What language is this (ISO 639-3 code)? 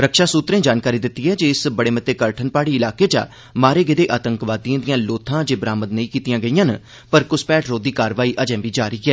doi